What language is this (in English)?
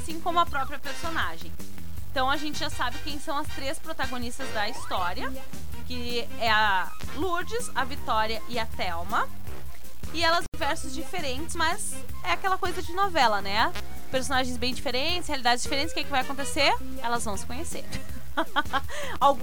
Portuguese